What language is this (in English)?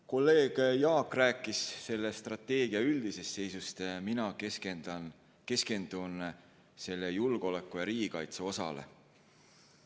Estonian